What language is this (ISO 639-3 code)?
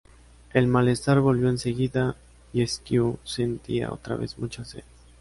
spa